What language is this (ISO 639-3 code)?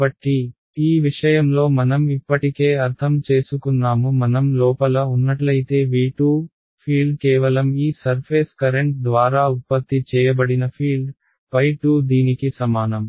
tel